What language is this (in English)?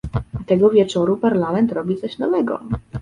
Polish